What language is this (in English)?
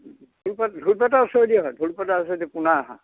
Assamese